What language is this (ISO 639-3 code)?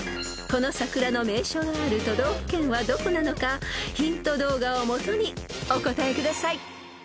jpn